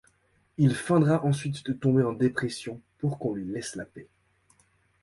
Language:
French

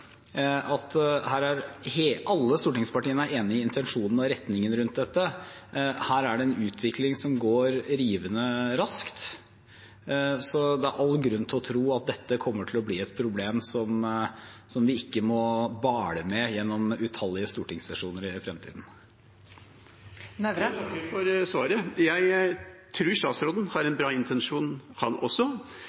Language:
Norwegian Bokmål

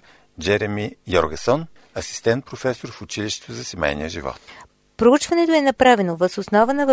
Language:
Bulgarian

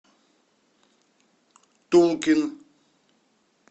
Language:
Russian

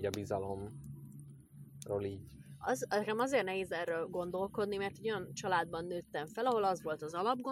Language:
Hungarian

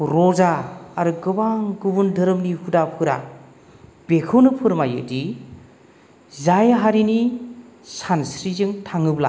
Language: Bodo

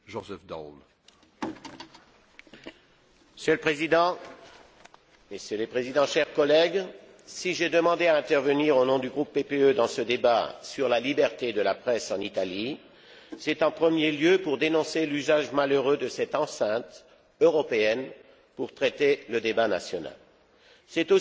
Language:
French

